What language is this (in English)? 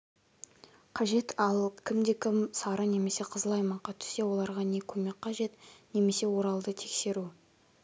Kazakh